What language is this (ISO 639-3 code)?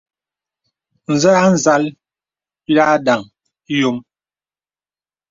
beb